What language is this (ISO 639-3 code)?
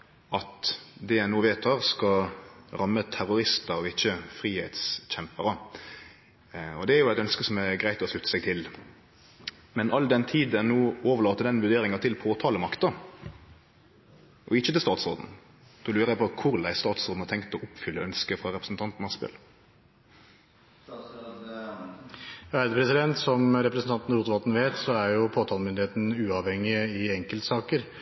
nor